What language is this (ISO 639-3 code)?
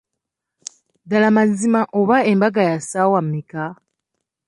lug